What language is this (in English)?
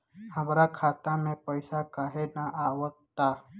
Bhojpuri